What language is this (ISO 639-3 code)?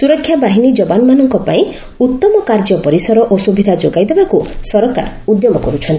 ori